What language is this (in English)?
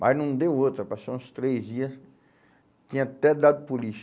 Portuguese